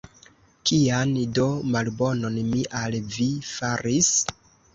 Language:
Esperanto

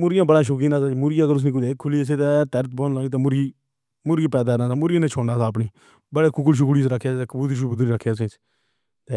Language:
Pahari-Potwari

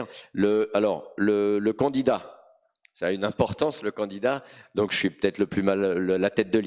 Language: French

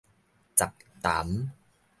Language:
Min Nan Chinese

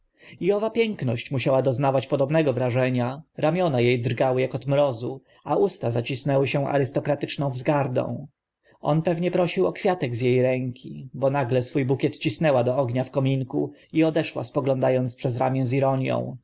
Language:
Polish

